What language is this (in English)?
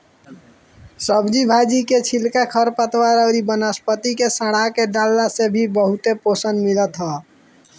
Bhojpuri